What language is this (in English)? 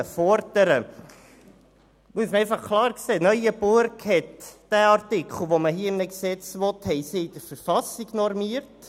Swiss German